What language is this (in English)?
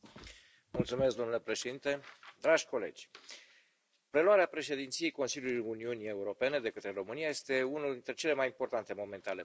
Romanian